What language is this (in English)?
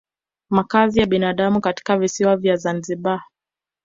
Swahili